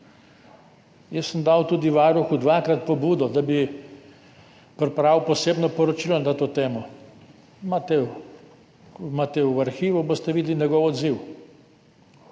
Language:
Slovenian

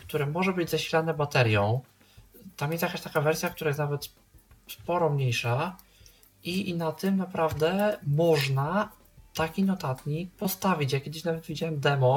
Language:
Polish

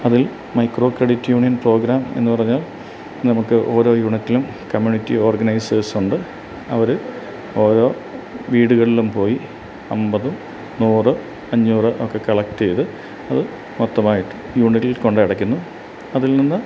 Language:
Malayalam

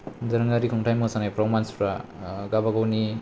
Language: Bodo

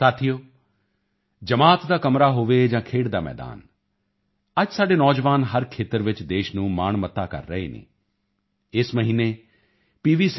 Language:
Punjabi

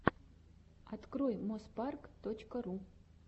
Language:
Russian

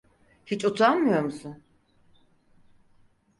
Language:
Turkish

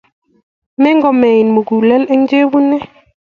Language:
Kalenjin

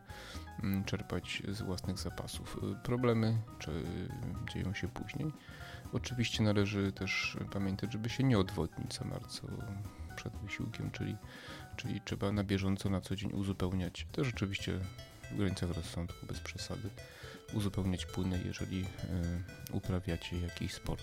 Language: Polish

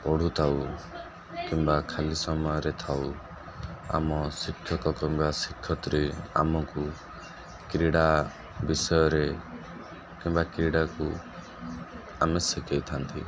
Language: Odia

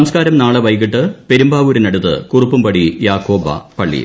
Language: Malayalam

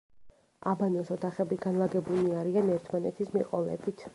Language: Georgian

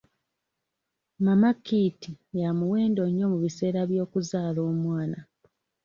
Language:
Ganda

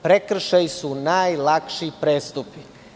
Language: Serbian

